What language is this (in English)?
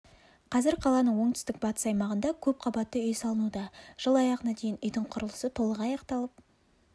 Kazakh